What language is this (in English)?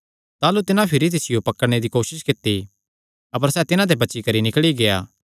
Kangri